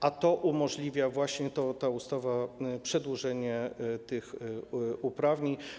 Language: Polish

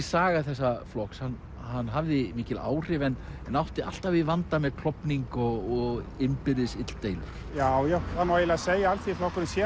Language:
Icelandic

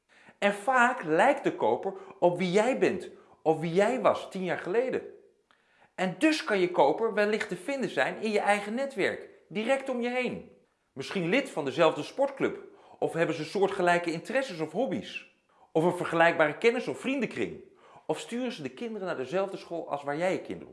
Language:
Dutch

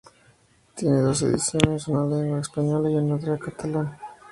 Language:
Spanish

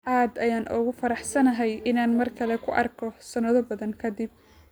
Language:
Somali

